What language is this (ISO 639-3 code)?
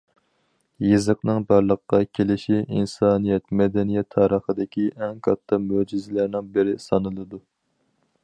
uig